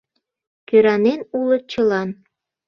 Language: Mari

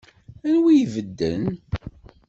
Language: Kabyle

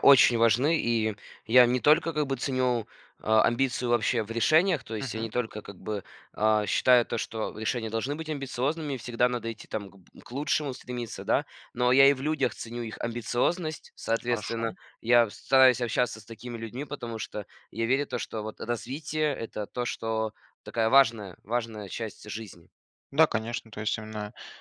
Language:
Russian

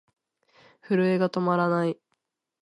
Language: Japanese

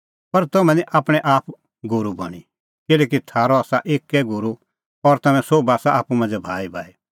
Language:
Kullu Pahari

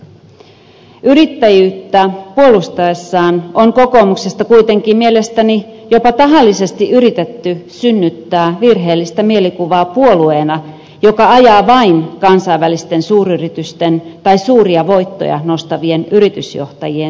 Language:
Finnish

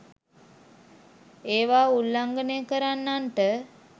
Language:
Sinhala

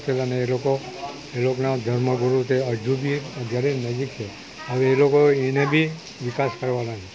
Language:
Gujarati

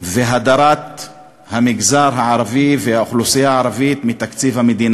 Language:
Hebrew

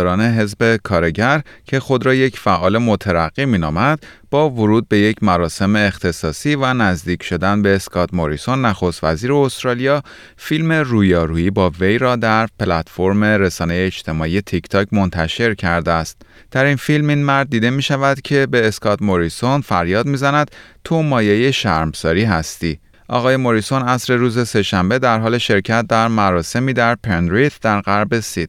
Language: Persian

